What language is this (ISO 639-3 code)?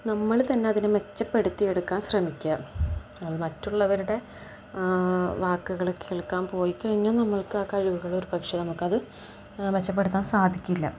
mal